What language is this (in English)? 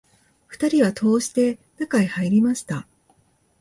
Japanese